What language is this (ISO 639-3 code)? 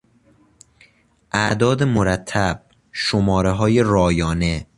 fas